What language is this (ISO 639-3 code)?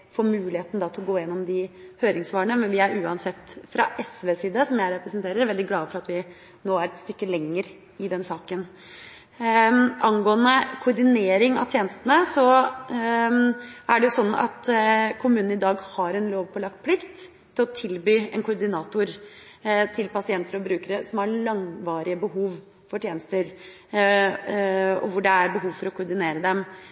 nob